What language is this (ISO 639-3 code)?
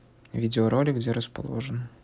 rus